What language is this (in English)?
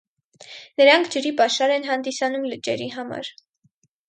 Armenian